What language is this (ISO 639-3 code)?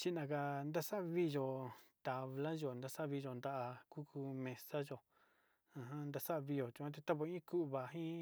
xti